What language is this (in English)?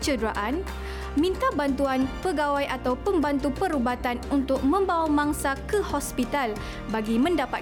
Malay